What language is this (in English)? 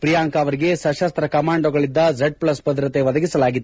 Kannada